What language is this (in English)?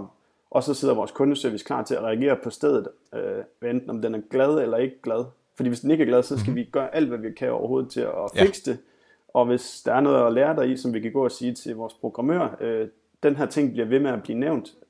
Danish